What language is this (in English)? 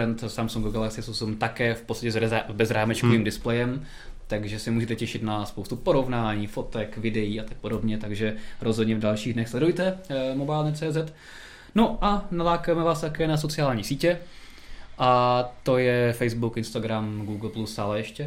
Czech